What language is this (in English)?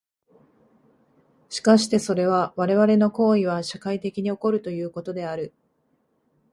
Japanese